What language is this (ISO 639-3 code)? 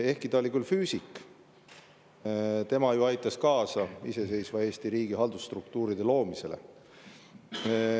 est